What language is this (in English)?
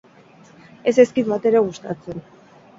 Basque